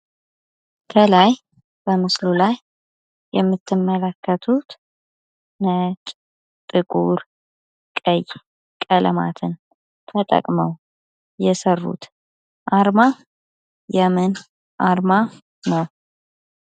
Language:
Amharic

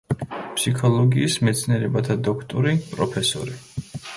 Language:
Georgian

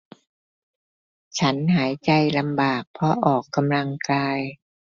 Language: Thai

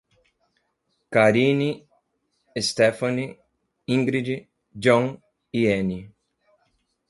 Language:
Portuguese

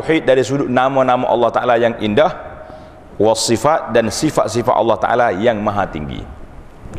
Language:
Malay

